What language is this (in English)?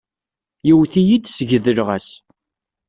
Kabyle